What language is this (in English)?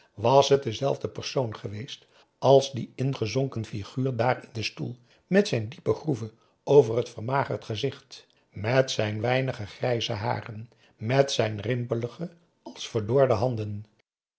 Dutch